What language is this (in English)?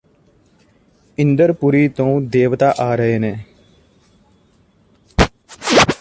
Punjabi